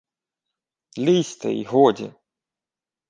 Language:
Ukrainian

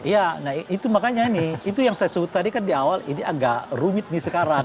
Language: Indonesian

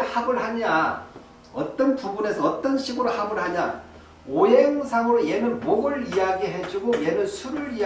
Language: Korean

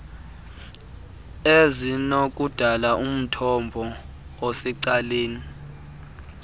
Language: Xhosa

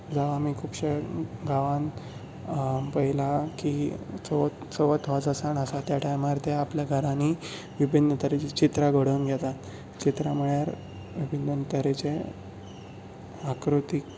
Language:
Konkani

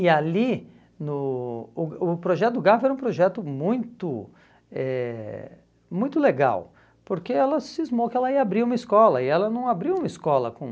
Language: Portuguese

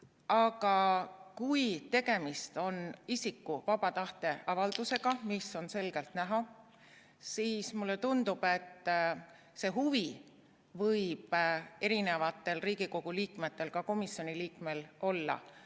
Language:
Estonian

